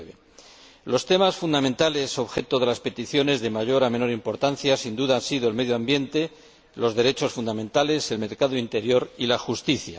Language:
Spanish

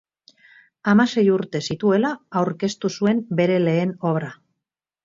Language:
Basque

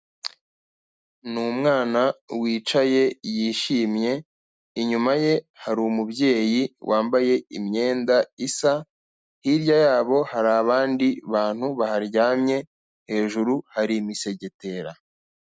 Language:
Kinyarwanda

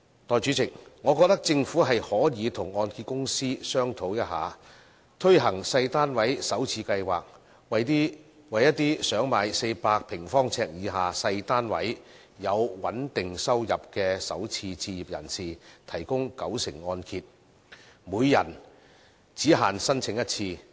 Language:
Cantonese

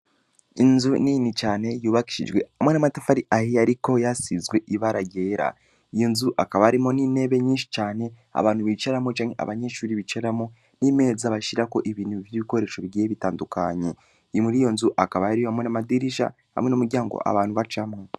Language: Rundi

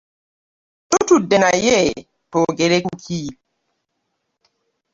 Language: Ganda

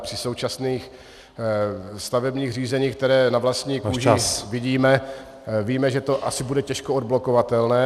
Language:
Czech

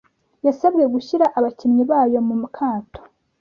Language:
Kinyarwanda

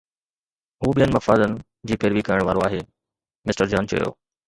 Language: Sindhi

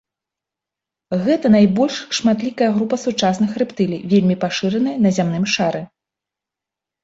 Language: Belarusian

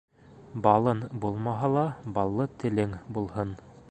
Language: Bashkir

